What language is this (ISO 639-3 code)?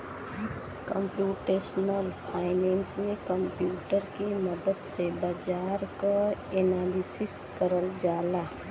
bho